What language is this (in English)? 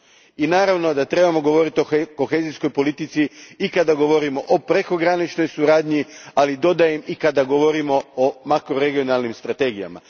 Croatian